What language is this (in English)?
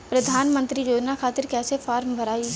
Bhojpuri